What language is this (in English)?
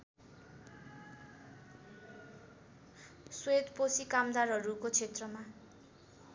Nepali